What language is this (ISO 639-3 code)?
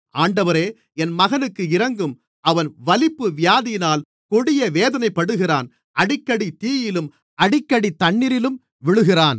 tam